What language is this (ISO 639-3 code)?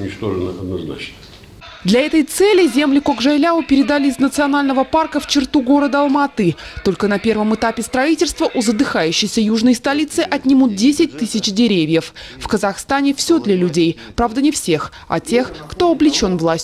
rus